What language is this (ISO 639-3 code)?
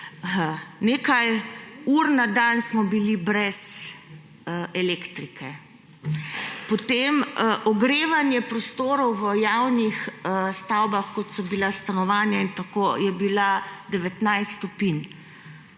slv